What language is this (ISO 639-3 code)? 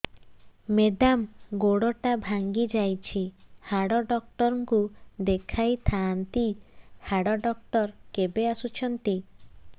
ori